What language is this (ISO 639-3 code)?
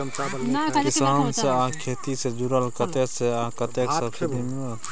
mai